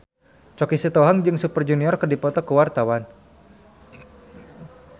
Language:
Sundanese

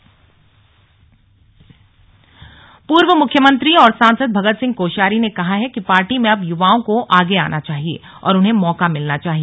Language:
Hindi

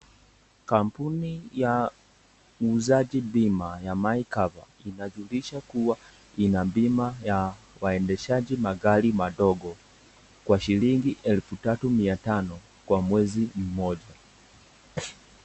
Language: Swahili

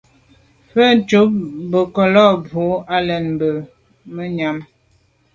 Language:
Medumba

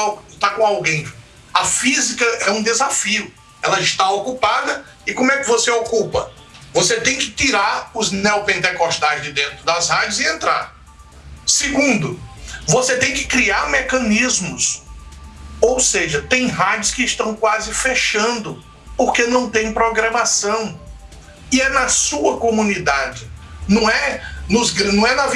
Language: Portuguese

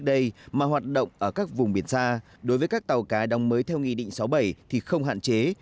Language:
Vietnamese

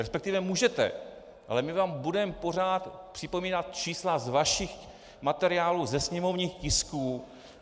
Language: Czech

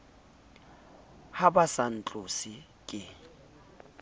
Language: Southern Sotho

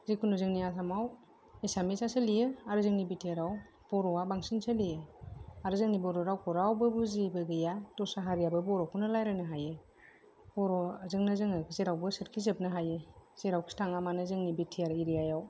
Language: Bodo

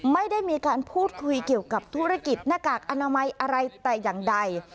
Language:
Thai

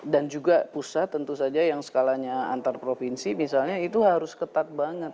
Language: Indonesian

